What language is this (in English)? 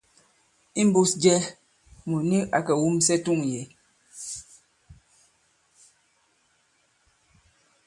Bankon